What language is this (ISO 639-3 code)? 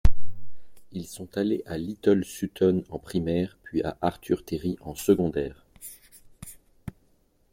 fra